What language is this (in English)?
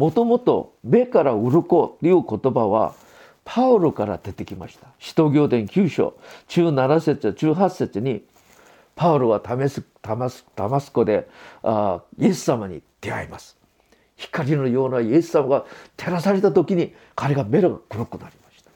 Japanese